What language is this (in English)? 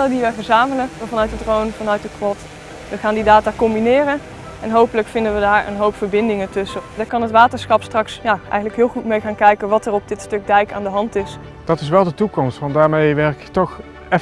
Dutch